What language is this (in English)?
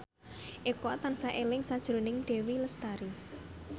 Javanese